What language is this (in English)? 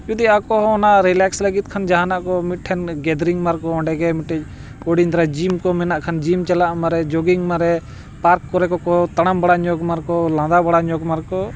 Santali